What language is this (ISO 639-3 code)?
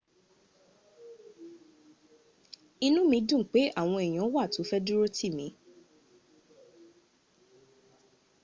yor